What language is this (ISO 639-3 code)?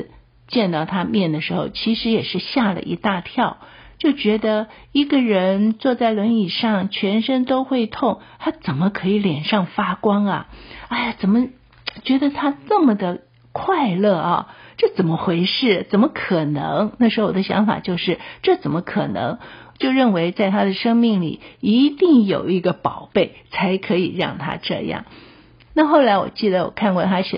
zho